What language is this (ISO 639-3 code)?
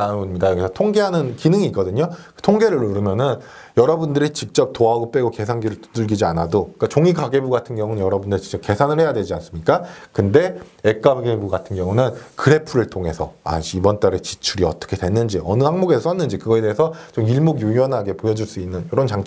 kor